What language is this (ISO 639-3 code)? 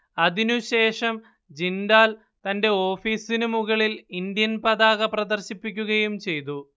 mal